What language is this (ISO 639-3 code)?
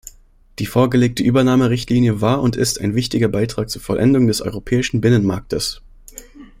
deu